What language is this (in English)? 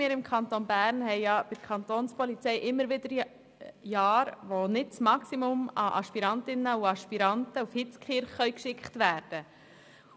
Swiss German